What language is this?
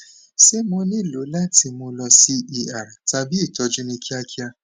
Yoruba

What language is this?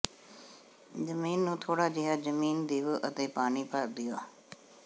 Punjabi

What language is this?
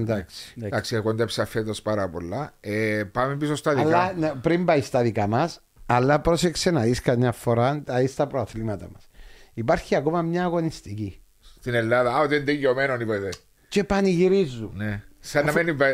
Greek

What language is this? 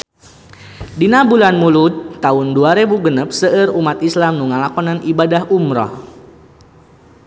Sundanese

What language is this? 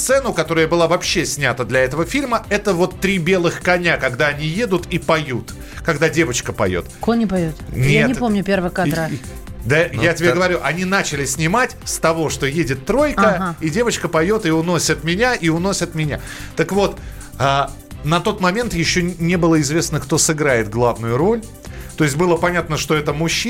Russian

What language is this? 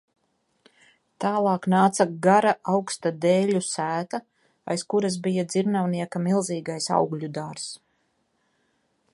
Latvian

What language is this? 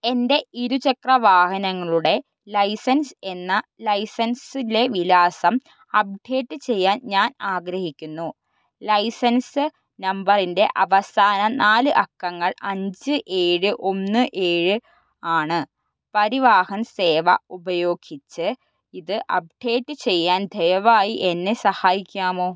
Malayalam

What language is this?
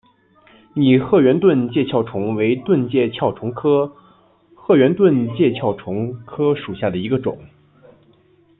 Chinese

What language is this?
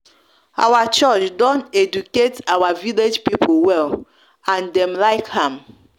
Nigerian Pidgin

